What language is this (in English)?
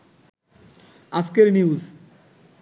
Bangla